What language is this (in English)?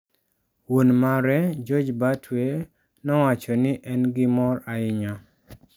Luo (Kenya and Tanzania)